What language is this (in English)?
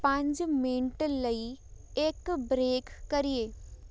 Punjabi